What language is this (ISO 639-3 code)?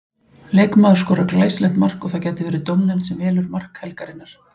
isl